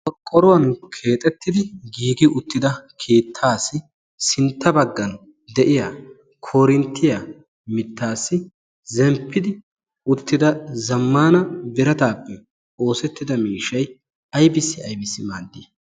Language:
Wolaytta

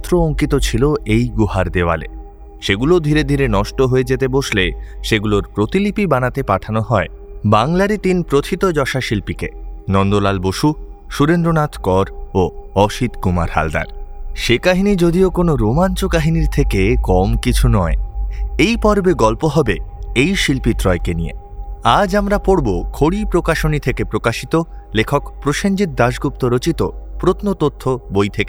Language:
Bangla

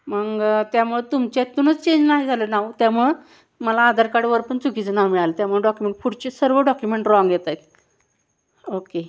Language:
Marathi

